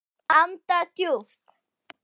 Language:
Icelandic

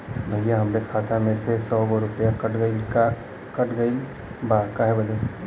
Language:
Bhojpuri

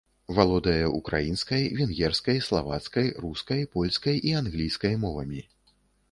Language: Belarusian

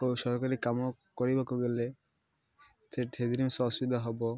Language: Odia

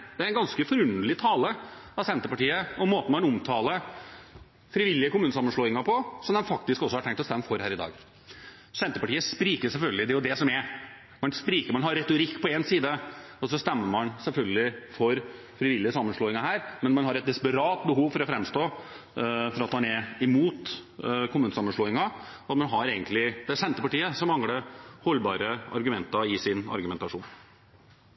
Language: Norwegian Bokmål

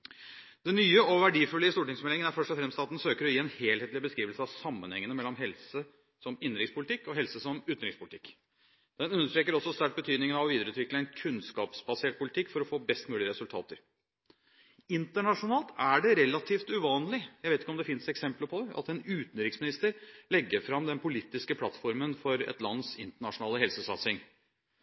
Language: Norwegian Bokmål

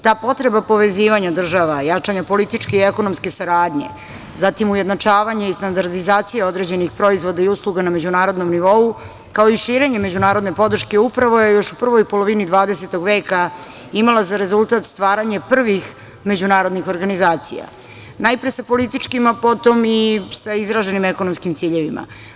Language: Serbian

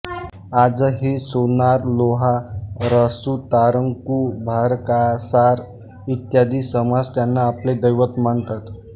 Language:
Marathi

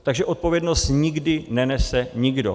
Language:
Czech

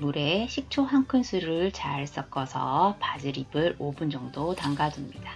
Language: Korean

